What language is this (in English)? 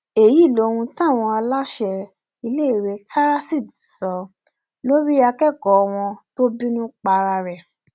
Yoruba